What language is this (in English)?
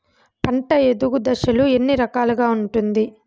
Telugu